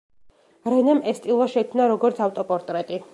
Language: Georgian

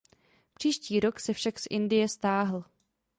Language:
Czech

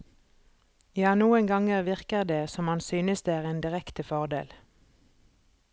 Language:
Norwegian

